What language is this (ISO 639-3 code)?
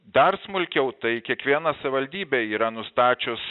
lit